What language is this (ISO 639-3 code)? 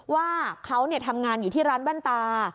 tha